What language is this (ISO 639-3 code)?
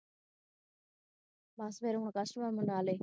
pan